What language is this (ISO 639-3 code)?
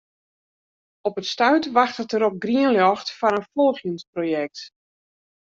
fry